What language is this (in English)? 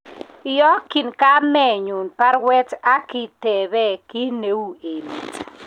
Kalenjin